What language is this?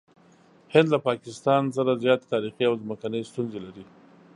Pashto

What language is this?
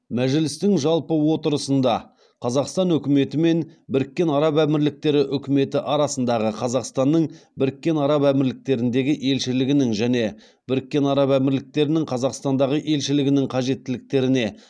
Kazakh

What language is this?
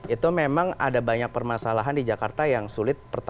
Indonesian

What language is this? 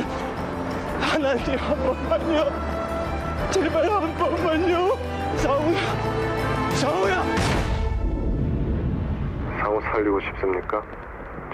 Korean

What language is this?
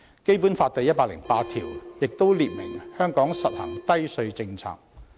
Cantonese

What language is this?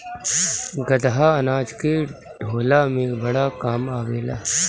Bhojpuri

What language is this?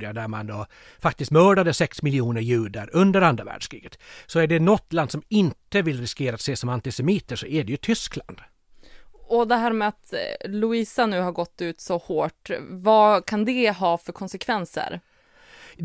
Swedish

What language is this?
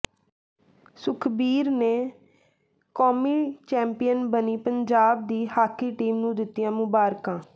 Punjabi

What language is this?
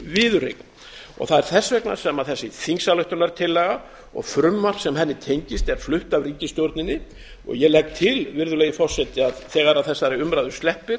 Icelandic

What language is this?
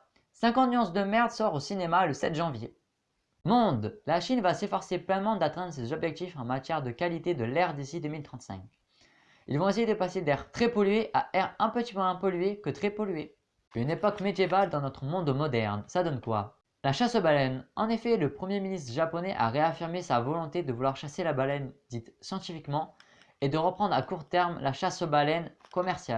French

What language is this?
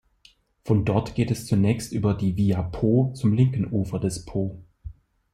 German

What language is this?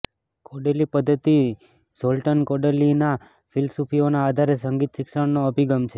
Gujarati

